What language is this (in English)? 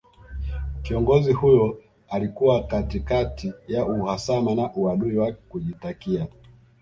Swahili